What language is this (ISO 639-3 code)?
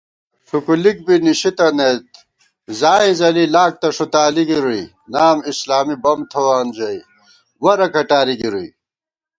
gwt